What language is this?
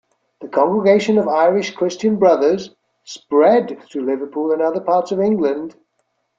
English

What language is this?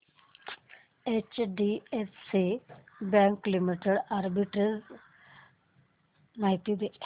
Marathi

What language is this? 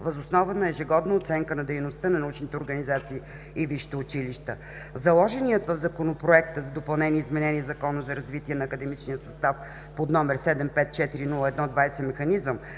Bulgarian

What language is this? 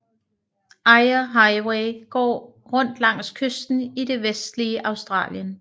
Danish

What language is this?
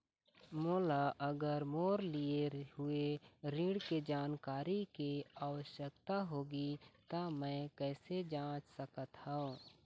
Chhattisgarhi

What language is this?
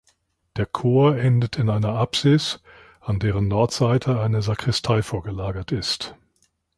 German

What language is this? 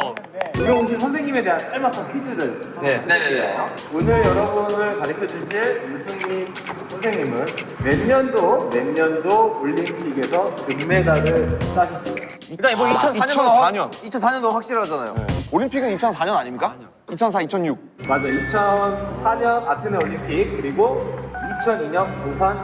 Korean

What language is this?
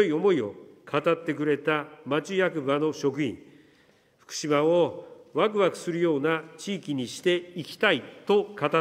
Japanese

